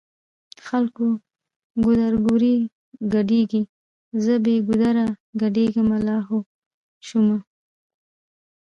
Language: Pashto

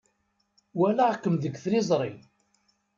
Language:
Kabyle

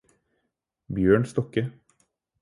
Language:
Norwegian Bokmål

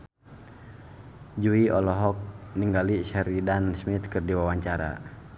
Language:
Sundanese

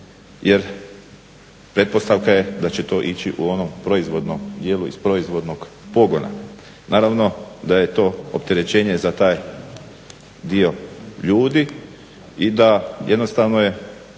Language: Croatian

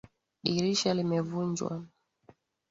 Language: Swahili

